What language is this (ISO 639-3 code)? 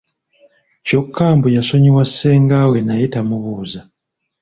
lug